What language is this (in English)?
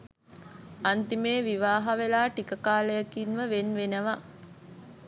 Sinhala